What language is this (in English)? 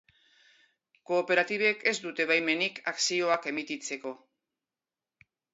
Basque